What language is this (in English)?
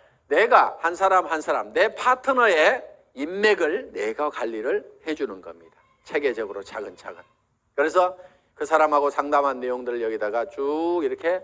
Korean